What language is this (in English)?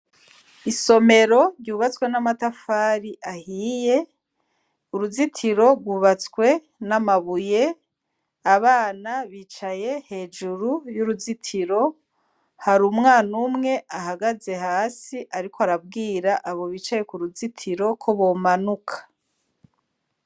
Rundi